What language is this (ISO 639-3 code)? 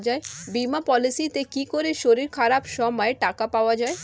ben